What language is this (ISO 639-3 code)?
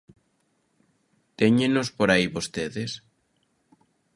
glg